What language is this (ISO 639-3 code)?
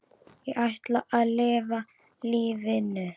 isl